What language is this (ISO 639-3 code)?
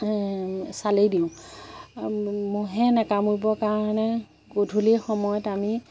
asm